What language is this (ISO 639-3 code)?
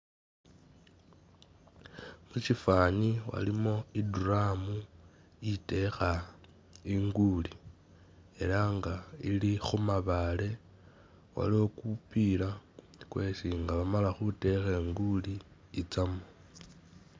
myx